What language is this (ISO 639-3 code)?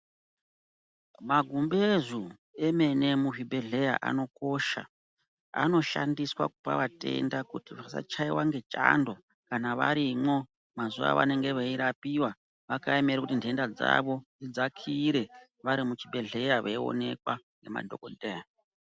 ndc